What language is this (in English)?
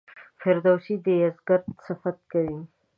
Pashto